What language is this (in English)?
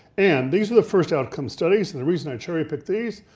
English